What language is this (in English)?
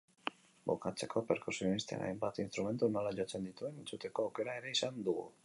Basque